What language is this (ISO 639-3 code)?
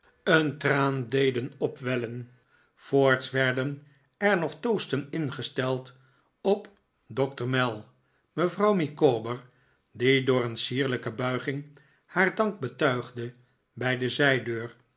nld